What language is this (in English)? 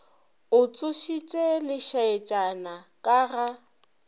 Northern Sotho